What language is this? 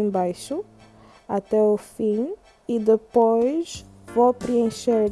Portuguese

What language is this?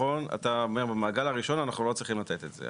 Hebrew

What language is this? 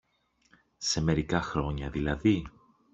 Greek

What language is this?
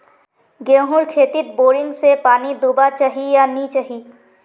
Magahi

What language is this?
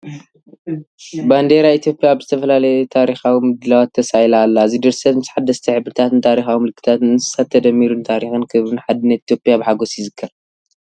Tigrinya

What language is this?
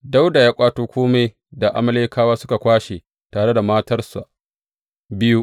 Hausa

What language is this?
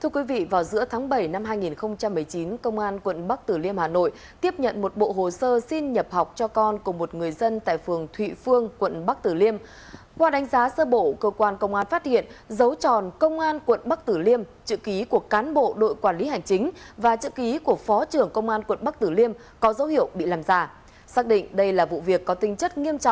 Vietnamese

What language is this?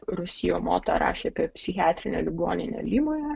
Lithuanian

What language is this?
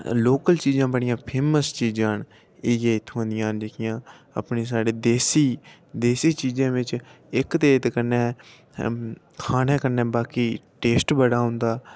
Dogri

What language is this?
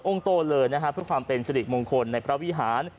Thai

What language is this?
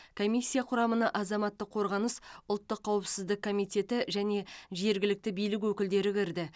Kazakh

